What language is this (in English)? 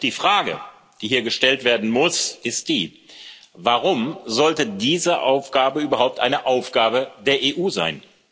German